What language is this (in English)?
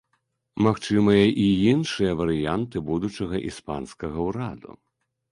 Belarusian